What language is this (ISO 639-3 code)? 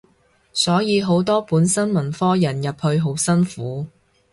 yue